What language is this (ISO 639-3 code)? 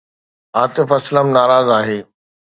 snd